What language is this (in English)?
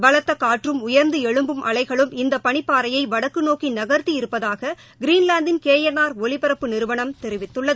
Tamil